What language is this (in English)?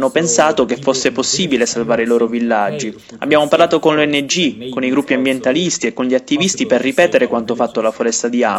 Italian